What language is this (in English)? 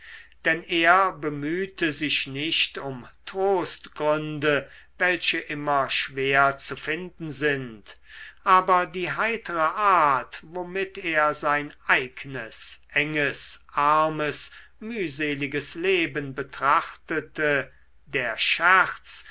German